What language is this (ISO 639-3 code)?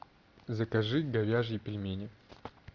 rus